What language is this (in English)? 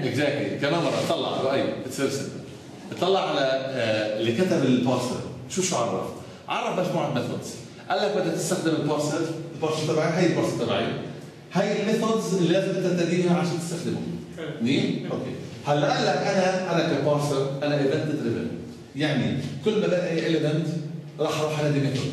Arabic